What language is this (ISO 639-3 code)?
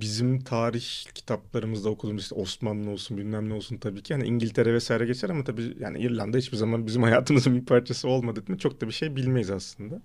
tur